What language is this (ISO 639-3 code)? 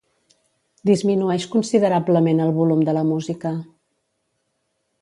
cat